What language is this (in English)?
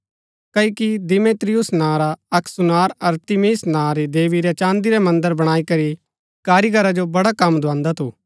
Gaddi